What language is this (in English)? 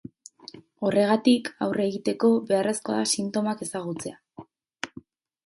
Basque